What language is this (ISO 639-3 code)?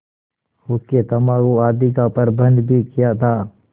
hin